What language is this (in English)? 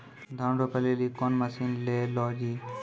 Maithili